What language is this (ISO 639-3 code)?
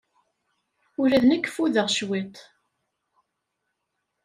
kab